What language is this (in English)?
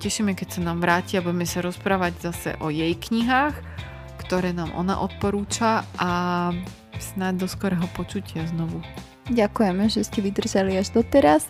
Slovak